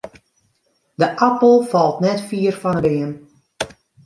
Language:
Western Frisian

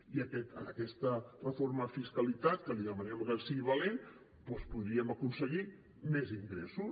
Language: Catalan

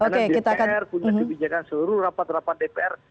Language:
Indonesian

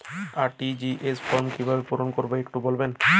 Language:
Bangla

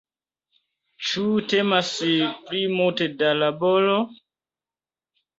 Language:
Esperanto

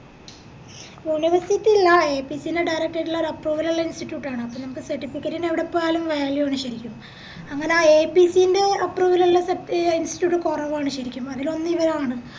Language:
Malayalam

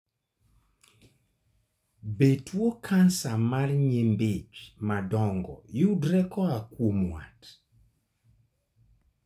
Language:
Luo (Kenya and Tanzania)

